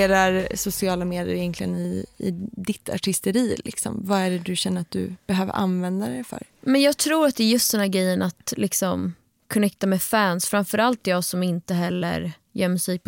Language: Swedish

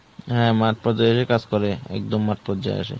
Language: Bangla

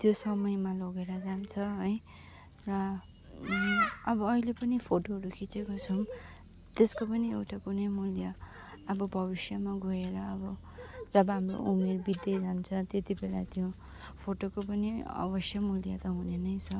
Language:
Nepali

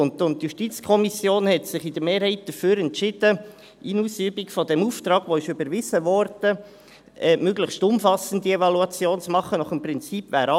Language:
Swiss German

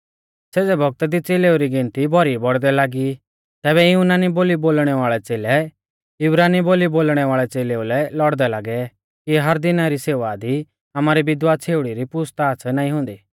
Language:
Mahasu Pahari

